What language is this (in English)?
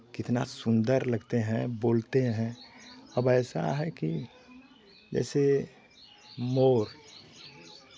Hindi